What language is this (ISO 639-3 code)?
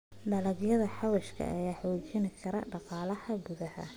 som